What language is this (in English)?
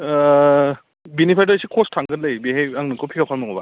Bodo